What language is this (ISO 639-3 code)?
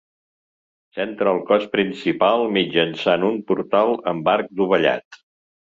cat